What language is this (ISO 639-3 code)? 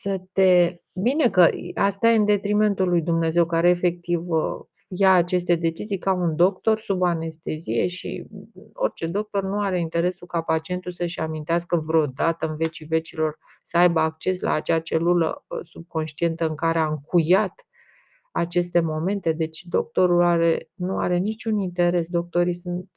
ron